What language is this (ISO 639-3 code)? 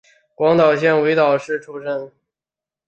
zho